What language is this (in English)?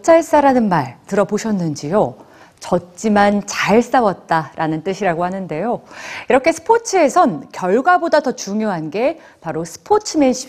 Korean